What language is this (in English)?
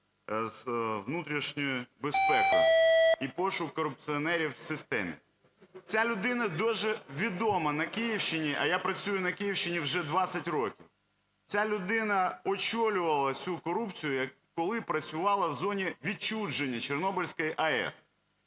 Ukrainian